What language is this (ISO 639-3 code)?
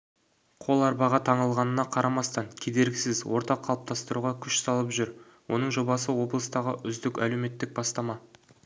kaz